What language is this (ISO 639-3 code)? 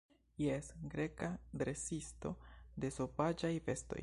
epo